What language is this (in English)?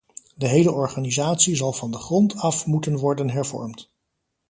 Dutch